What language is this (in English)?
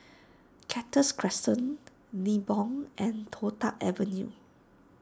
English